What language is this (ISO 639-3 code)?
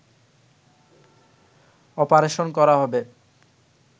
ben